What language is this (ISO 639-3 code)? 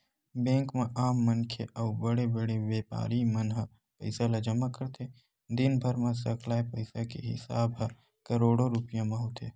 hne